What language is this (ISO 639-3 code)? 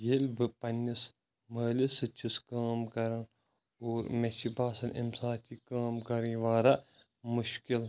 kas